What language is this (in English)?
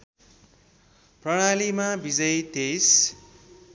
Nepali